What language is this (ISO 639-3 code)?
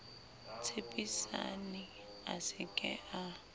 sot